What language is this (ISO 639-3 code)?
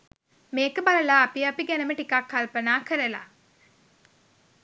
sin